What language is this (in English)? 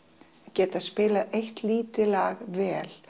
Icelandic